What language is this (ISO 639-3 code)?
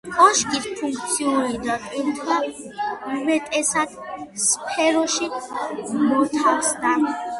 kat